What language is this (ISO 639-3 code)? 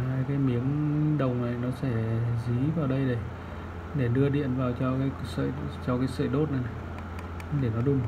vie